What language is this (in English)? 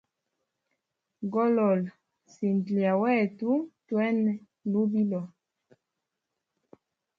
Hemba